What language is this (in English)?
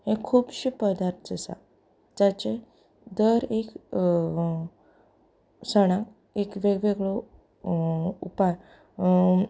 Konkani